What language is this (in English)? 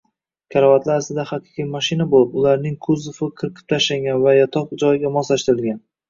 Uzbek